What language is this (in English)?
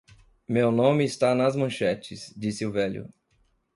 Portuguese